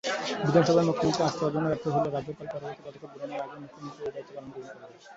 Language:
Bangla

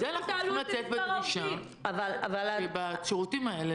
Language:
Hebrew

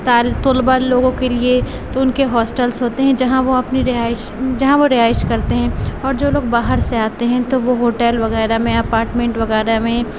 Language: Urdu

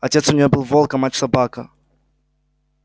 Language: Russian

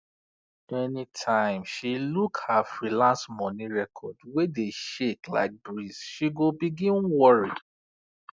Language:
Nigerian Pidgin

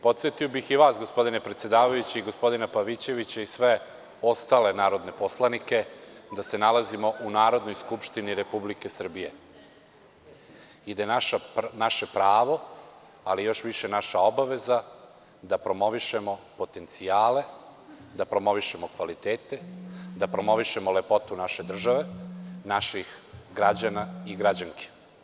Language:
Serbian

